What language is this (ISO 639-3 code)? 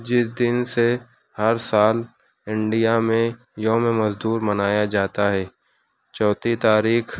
urd